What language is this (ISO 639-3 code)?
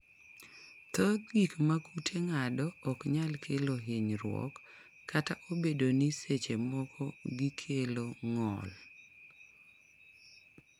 luo